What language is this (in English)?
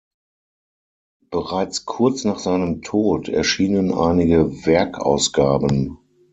German